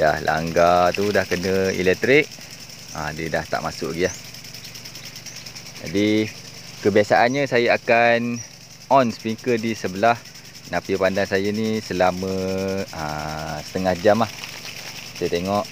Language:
Malay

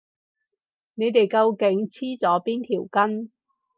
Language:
Cantonese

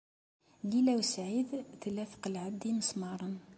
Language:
Kabyle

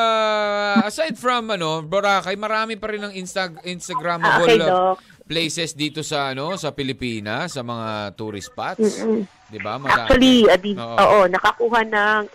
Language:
Filipino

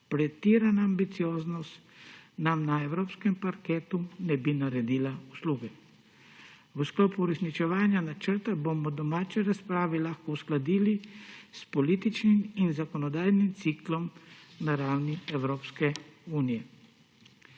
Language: Slovenian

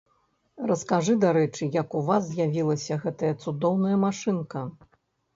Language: Belarusian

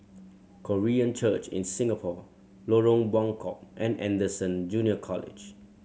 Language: English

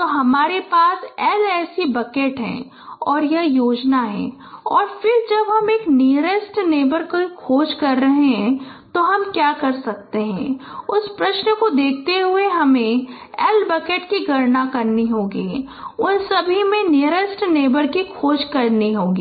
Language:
Hindi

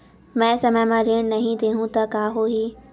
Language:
Chhattisgarhi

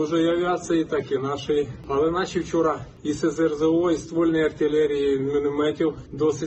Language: Ukrainian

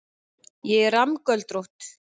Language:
Icelandic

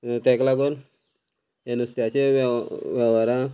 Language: Konkani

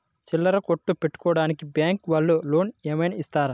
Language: Telugu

